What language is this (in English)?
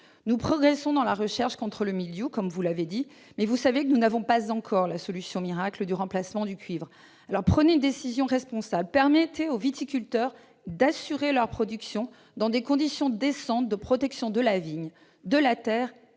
French